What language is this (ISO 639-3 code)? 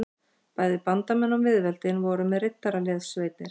isl